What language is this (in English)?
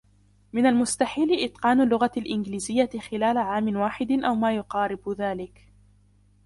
Arabic